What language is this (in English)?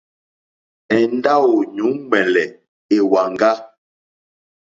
Mokpwe